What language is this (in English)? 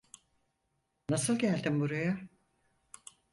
Turkish